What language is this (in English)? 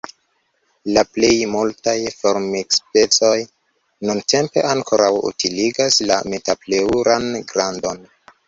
Esperanto